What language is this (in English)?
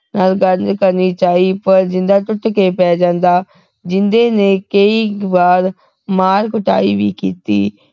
Punjabi